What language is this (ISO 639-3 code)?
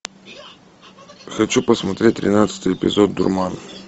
rus